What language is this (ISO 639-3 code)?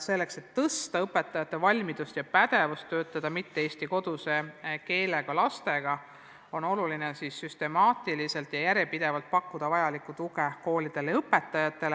est